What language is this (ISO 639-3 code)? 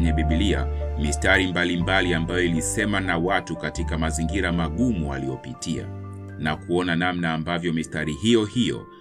swa